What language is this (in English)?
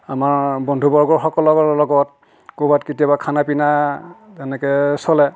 Assamese